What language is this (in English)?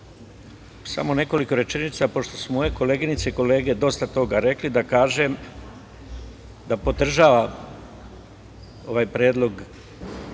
Serbian